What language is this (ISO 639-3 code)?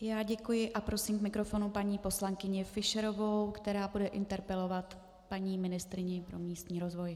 ces